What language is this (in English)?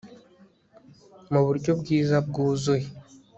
Kinyarwanda